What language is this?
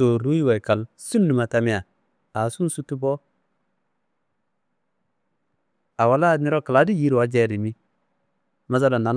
Kanembu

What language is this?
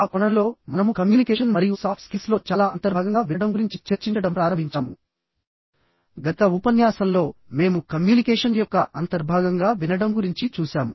Telugu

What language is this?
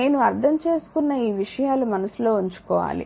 Telugu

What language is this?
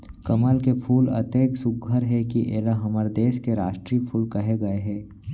Chhattisgarhi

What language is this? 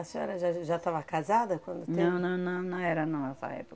Portuguese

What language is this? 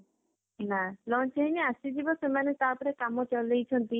Odia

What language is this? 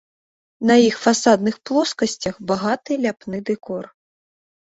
Belarusian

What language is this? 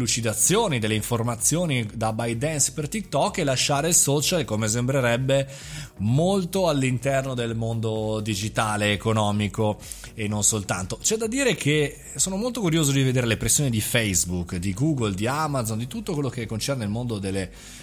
Italian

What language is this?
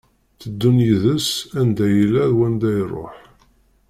Kabyle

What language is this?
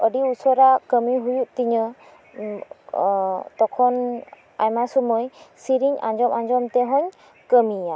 Santali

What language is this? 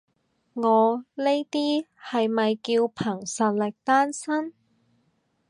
Cantonese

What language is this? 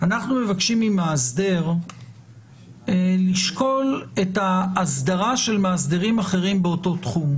Hebrew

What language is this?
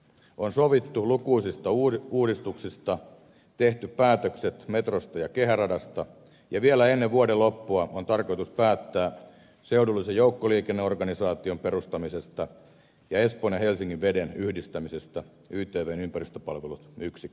Finnish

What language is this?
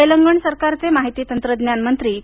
Marathi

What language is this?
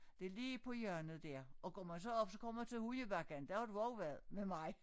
Danish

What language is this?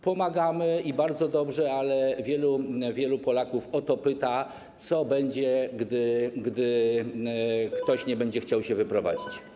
Polish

